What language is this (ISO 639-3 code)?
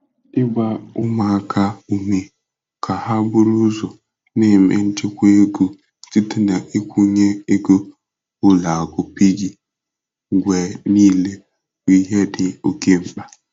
ibo